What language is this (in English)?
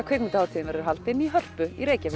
Icelandic